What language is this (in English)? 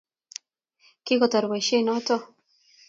Kalenjin